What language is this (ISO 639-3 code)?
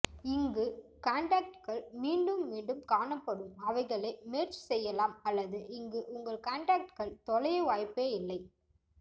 tam